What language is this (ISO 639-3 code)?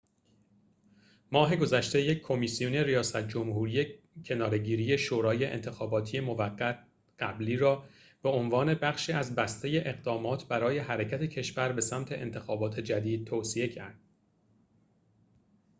fas